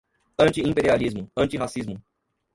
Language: Portuguese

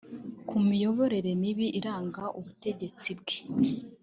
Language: Kinyarwanda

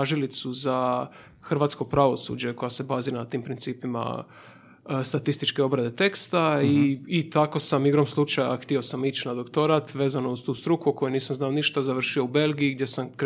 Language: Croatian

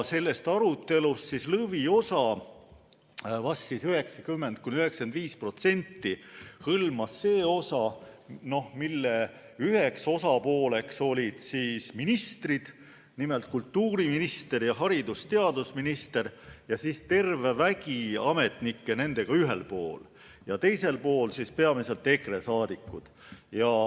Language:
Estonian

